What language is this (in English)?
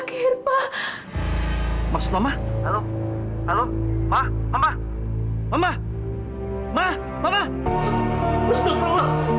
Indonesian